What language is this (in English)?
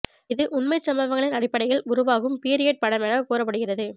Tamil